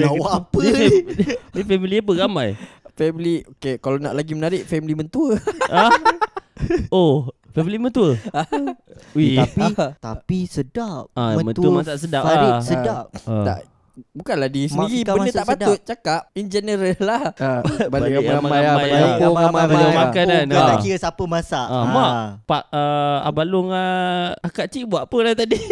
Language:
Malay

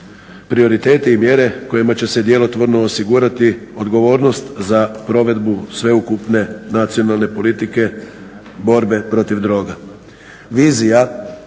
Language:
Croatian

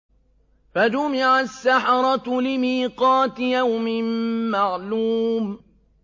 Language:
Arabic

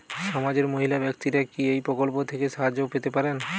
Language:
Bangla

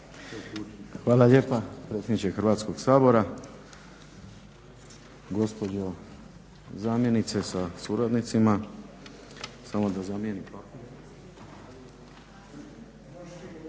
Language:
Croatian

